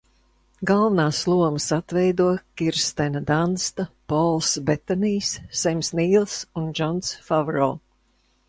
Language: Latvian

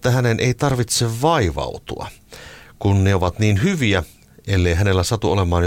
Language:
Finnish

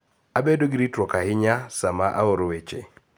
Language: Luo (Kenya and Tanzania)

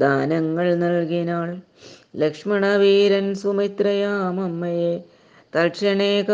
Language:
Malayalam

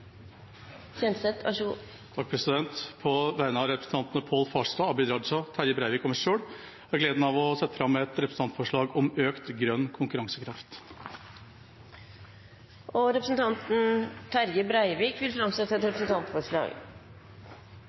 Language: Norwegian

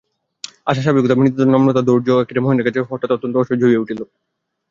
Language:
Bangla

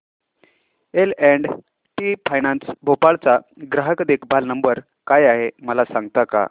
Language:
Marathi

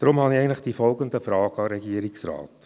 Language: Swiss German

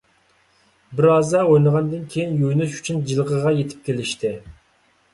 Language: Uyghur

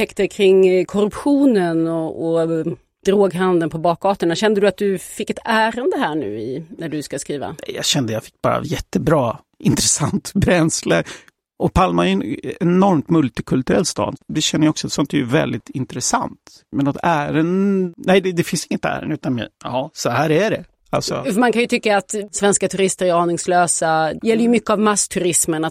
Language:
Swedish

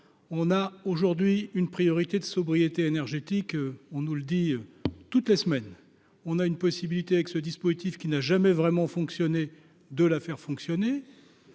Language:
French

